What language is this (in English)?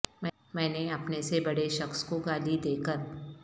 Urdu